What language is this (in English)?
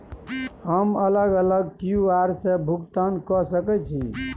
Maithili